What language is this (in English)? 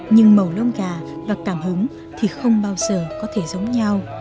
Vietnamese